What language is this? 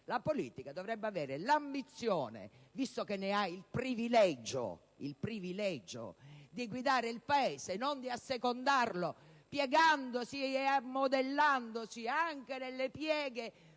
Italian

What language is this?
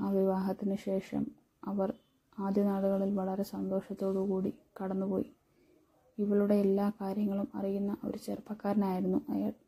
Malayalam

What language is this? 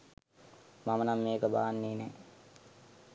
Sinhala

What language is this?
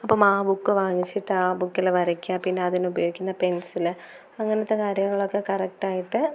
Malayalam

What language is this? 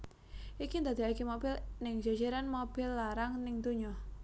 Javanese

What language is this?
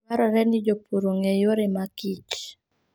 Luo (Kenya and Tanzania)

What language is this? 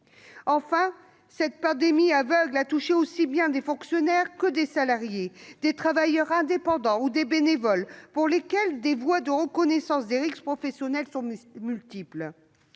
French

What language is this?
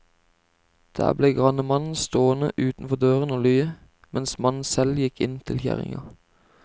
Norwegian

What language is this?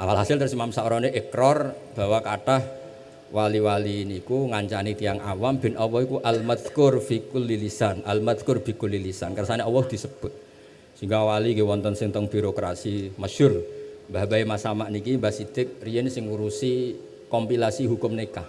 Indonesian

